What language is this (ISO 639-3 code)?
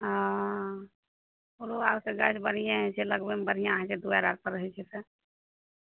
mai